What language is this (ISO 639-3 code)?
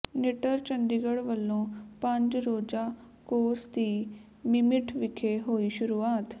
pan